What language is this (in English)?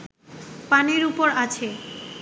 Bangla